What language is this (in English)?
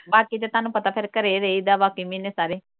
Punjabi